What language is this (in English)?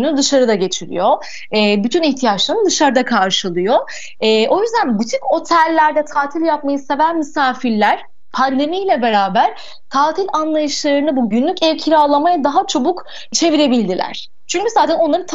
Turkish